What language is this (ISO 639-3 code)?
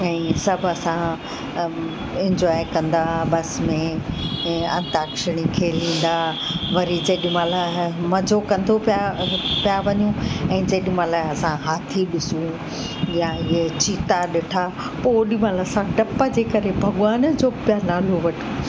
snd